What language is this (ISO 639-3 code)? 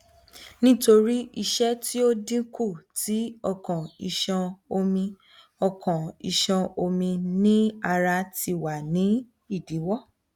yor